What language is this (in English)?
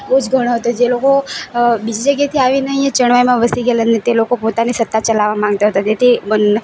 Gujarati